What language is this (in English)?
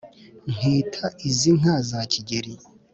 Kinyarwanda